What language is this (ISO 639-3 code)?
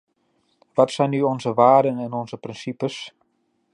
nld